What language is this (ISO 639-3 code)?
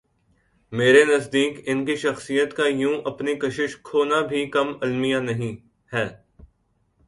urd